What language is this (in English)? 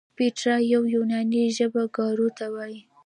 Pashto